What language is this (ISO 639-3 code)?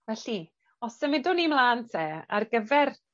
cym